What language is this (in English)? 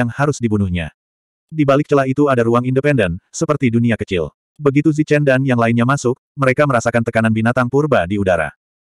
Indonesian